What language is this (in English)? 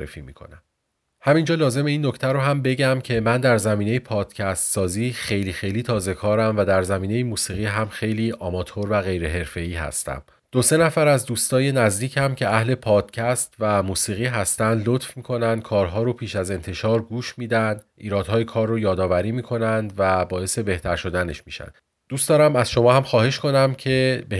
Persian